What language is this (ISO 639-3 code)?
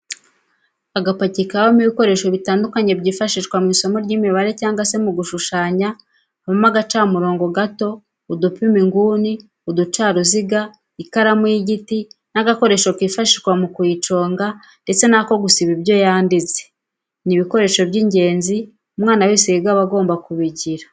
kin